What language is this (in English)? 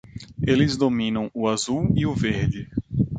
Portuguese